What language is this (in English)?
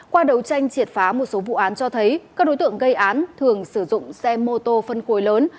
Vietnamese